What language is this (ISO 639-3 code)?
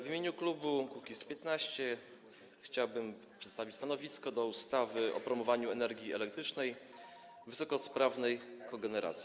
pol